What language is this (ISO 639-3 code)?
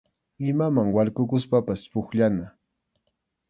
qxu